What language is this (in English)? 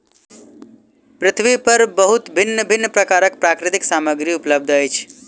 Maithili